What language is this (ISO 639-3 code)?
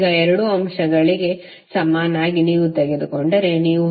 kan